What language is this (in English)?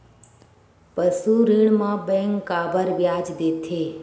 Chhattisgarhi